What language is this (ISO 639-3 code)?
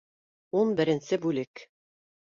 bak